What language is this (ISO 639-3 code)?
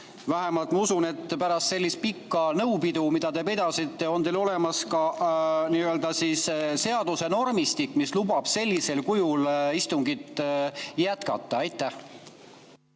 est